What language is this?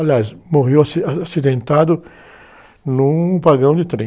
Portuguese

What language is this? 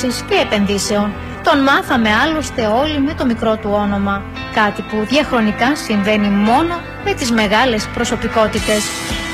Greek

